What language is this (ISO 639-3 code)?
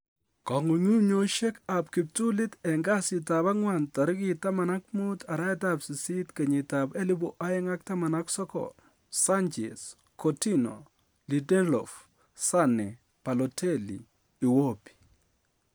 kln